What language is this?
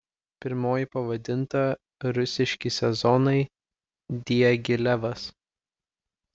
Lithuanian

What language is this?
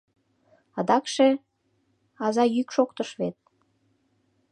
Mari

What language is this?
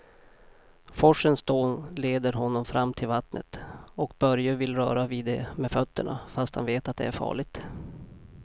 Swedish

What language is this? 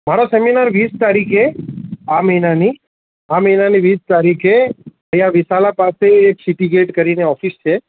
Gujarati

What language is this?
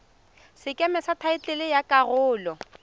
Tswana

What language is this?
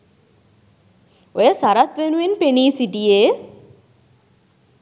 Sinhala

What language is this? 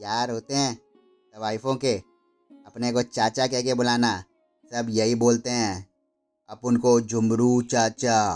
Hindi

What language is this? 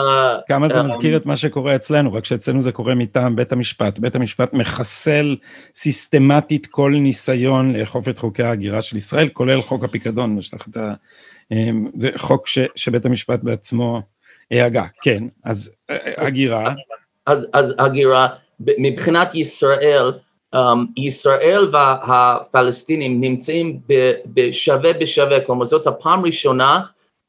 Hebrew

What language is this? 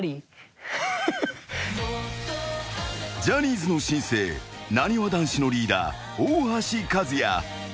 Japanese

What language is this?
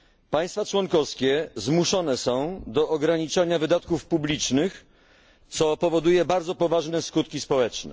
Polish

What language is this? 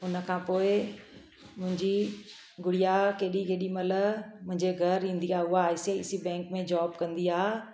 Sindhi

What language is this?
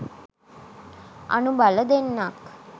Sinhala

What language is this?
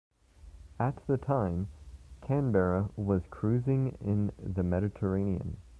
English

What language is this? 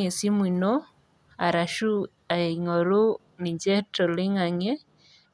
Masai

